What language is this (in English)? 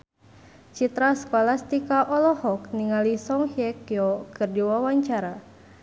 Sundanese